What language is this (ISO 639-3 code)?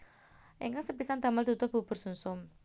jav